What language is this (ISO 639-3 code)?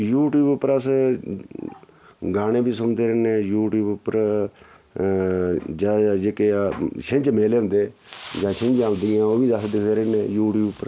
doi